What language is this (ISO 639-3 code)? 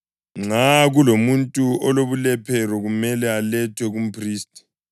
nde